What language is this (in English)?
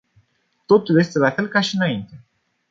Romanian